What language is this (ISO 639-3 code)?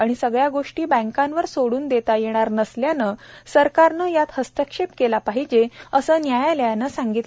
mar